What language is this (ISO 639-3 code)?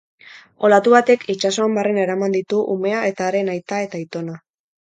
eus